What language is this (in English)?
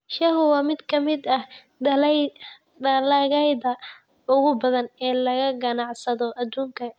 Somali